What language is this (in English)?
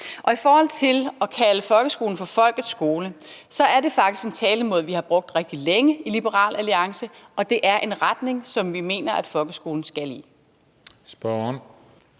Danish